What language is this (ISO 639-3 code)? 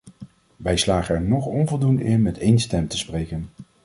nld